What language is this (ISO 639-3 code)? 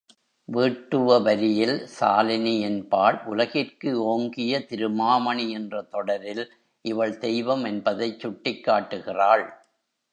tam